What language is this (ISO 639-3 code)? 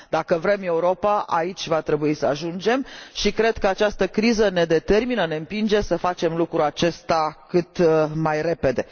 ron